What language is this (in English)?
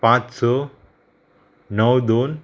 Konkani